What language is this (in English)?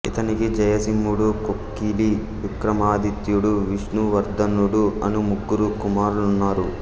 Telugu